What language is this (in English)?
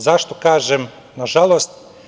Serbian